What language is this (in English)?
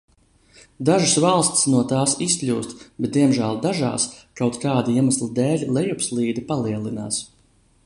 Latvian